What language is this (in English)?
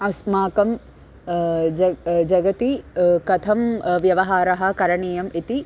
Sanskrit